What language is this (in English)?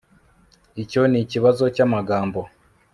Kinyarwanda